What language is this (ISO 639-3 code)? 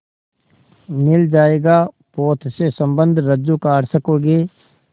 hin